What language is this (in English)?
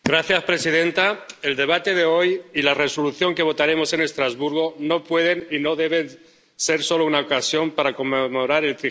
Spanish